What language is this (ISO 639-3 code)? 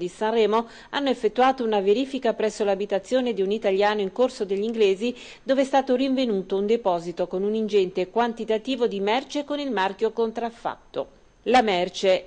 ita